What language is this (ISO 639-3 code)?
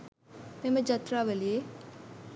sin